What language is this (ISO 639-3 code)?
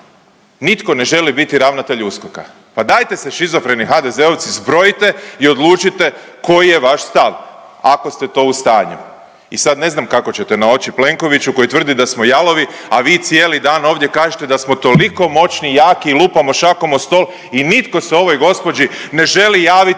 hrv